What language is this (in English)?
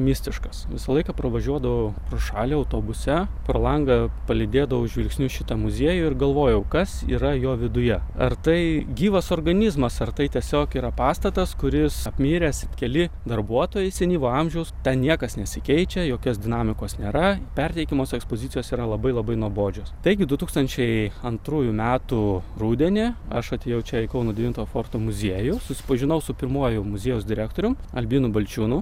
Lithuanian